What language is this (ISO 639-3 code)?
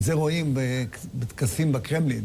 heb